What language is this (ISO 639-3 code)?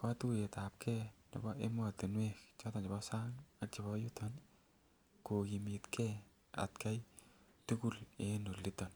kln